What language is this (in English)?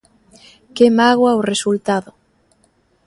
Galician